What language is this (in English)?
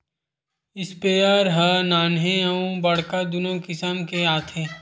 Chhattisgarhi